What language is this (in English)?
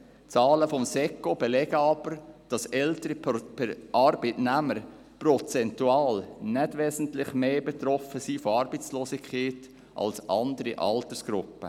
Swiss German